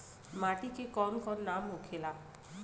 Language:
Bhojpuri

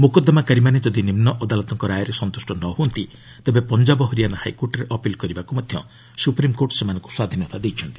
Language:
Odia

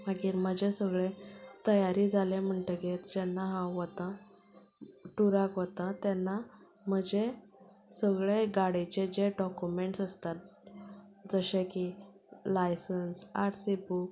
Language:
Konkani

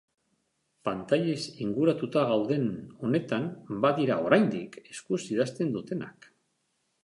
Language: Basque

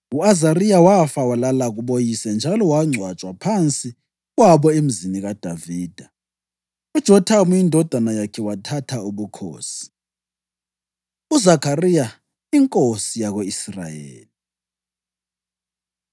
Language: North Ndebele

